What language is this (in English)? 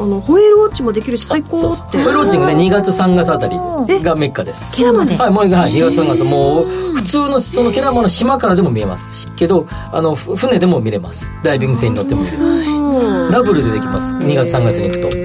Japanese